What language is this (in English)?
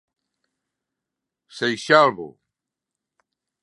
Galician